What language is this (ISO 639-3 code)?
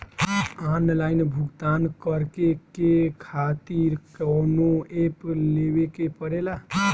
bho